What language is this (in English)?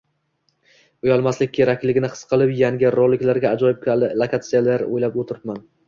Uzbek